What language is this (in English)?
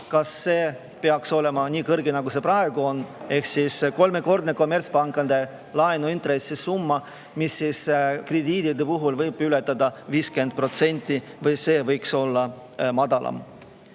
Estonian